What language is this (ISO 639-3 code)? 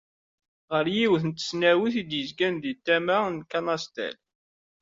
kab